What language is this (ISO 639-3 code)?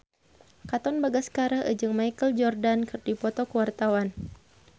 sun